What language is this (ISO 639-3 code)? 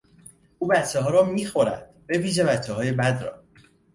fas